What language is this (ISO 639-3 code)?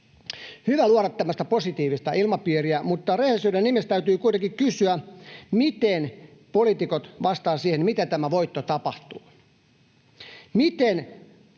fin